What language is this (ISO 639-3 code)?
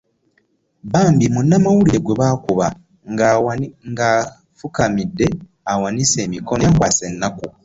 lug